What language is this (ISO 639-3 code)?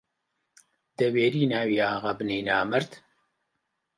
ckb